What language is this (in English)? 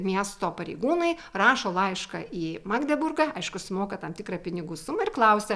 Lithuanian